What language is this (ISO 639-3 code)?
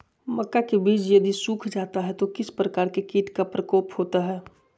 mag